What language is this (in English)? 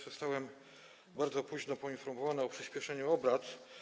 Polish